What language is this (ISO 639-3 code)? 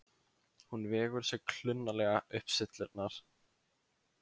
isl